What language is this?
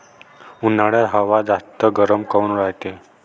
Marathi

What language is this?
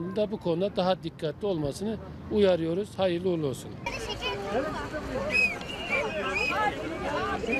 Turkish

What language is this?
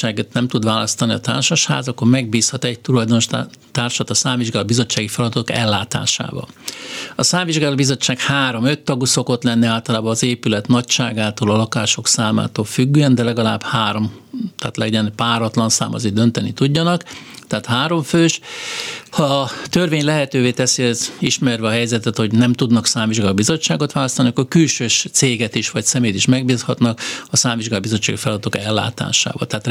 Hungarian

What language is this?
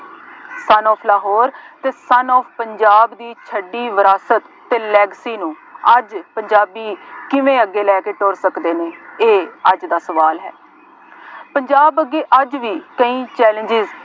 Punjabi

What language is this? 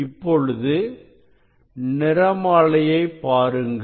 Tamil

